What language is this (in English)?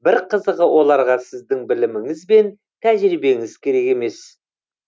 Kazakh